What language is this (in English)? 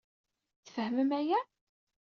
Kabyle